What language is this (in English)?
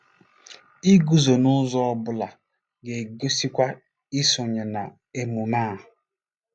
Igbo